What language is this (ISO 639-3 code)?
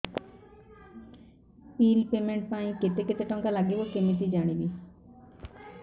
ori